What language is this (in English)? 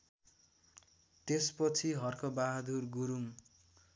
Nepali